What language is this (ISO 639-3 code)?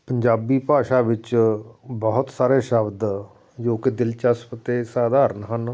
pan